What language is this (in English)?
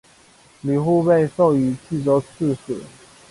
Chinese